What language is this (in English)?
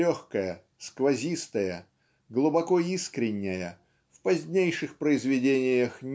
Russian